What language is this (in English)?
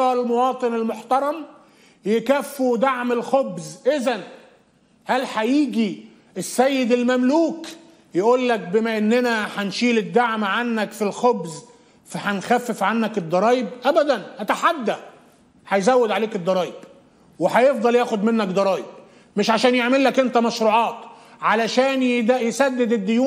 Arabic